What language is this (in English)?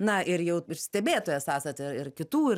Lithuanian